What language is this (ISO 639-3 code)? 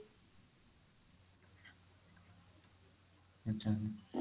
ori